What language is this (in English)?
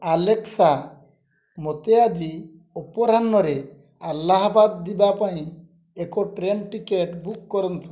Odia